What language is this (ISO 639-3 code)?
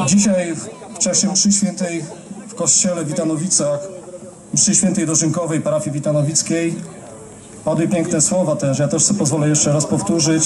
pol